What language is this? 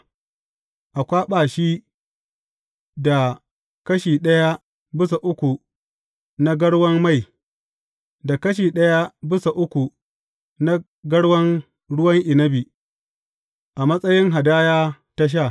Hausa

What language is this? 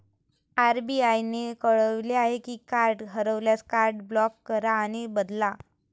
Marathi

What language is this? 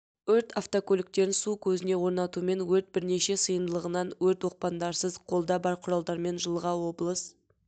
Kazakh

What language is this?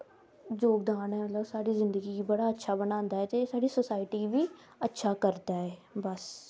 Dogri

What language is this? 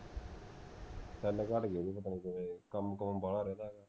Punjabi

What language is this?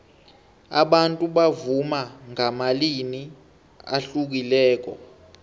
South Ndebele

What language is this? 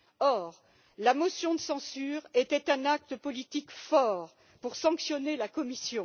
French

